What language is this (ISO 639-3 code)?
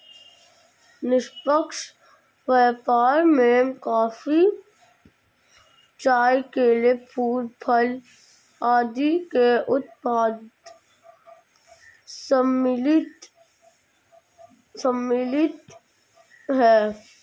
hin